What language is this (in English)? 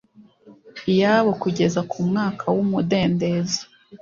Kinyarwanda